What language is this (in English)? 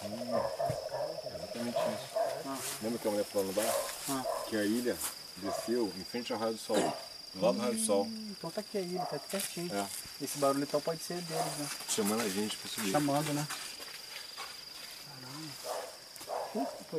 Portuguese